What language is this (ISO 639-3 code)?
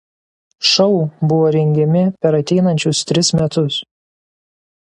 lit